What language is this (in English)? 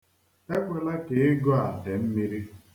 Igbo